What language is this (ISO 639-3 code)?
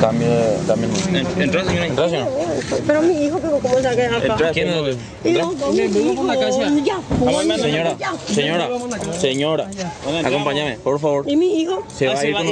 spa